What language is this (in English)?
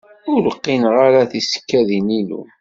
Kabyle